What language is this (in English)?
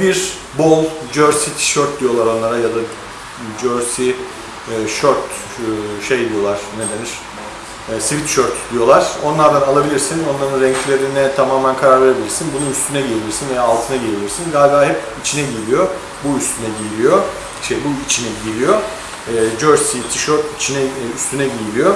Turkish